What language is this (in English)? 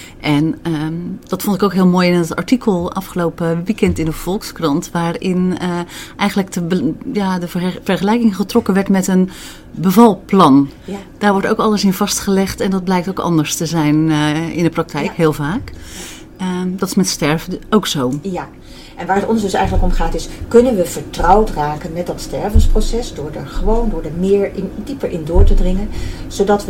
Dutch